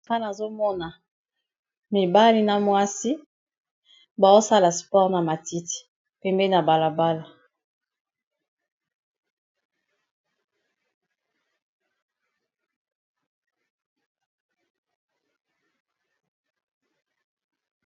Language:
Lingala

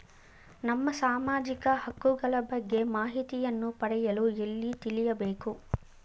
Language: Kannada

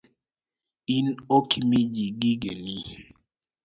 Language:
Luo (Kenya and Tanzania)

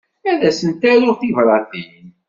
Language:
Kabyle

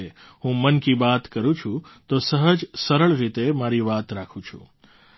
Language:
Gujarati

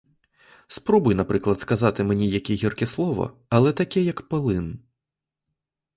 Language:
Ukrainian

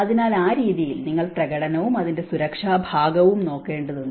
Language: Malayalam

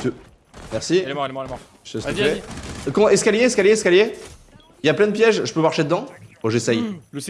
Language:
French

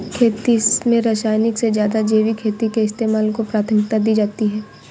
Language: Hindi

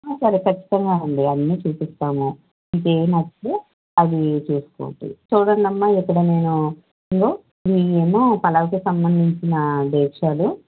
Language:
Telugu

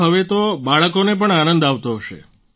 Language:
Gujarati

